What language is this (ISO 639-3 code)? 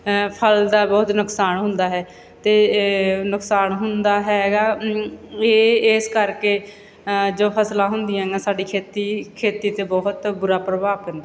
pan